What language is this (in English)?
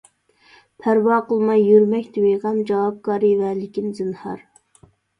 Uyghur